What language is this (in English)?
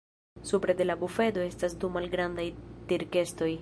Esperanto